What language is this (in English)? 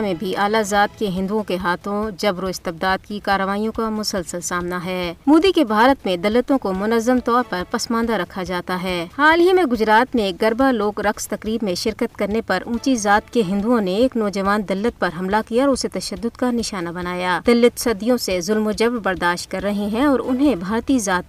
Urdu